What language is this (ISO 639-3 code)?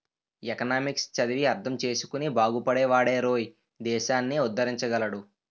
tel